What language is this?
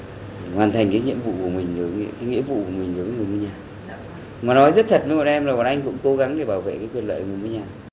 Vietnamese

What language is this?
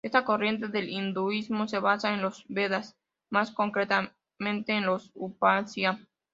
Spanish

